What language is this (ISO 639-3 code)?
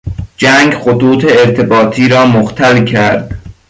fas